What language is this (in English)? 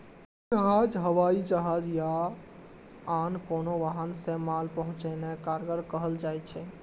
Maithili